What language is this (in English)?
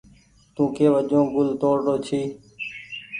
Goaria